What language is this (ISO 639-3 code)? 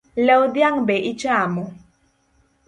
luo